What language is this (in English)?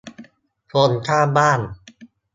Thai